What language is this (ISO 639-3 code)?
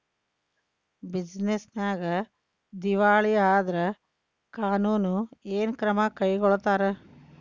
kan